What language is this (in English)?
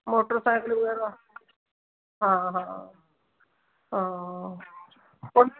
Punjabi